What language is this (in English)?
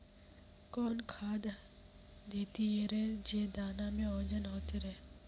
Magahi